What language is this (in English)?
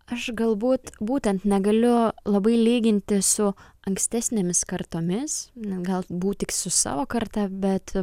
Lithuanian